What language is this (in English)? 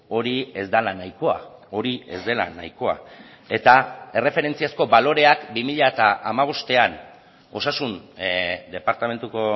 Basque